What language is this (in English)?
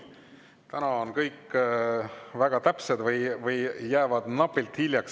Estonian